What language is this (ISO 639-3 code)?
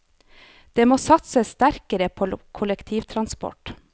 nor